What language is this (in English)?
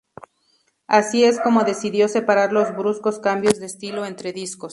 Spanish